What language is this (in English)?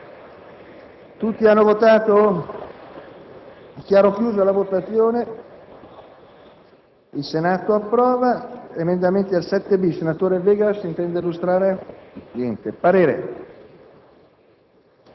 Italian